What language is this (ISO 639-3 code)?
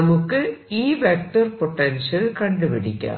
mal